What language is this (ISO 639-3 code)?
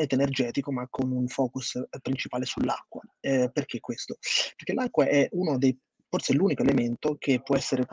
ita